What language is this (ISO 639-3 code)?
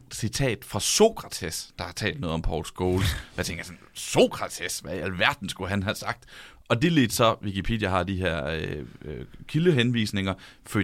dan